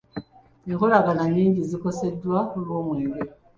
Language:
Ganda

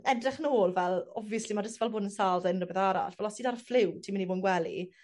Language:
Welsh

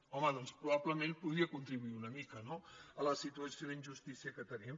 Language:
Catalan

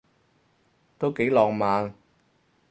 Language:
Cantonese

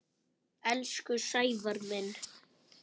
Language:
Icelandic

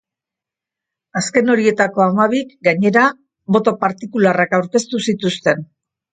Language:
Basque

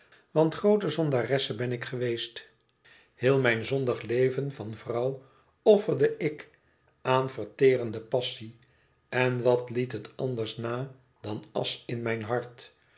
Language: Dutch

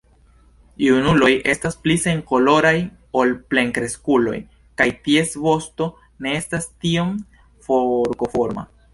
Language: Esperanto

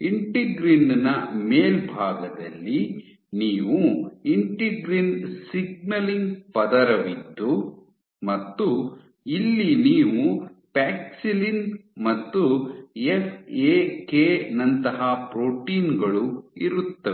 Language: Kannada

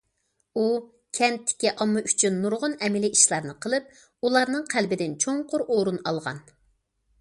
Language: Uyghur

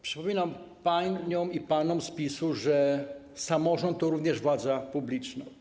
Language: Polish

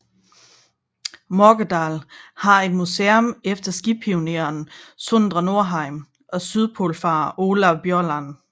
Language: Danish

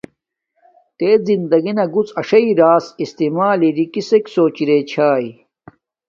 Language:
Domaaki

